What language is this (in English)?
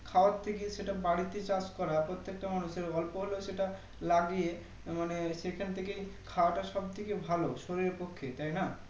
Bangla